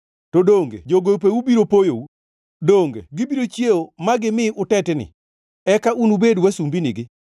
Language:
Luo (Kenya and Tanzania)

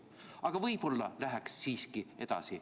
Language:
Estonian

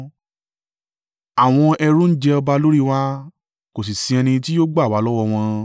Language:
Yoruba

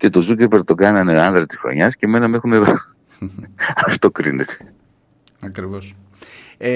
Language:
Greek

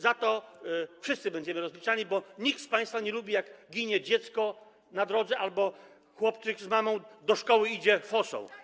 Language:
Polish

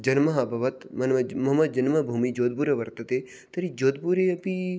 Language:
Sanskrit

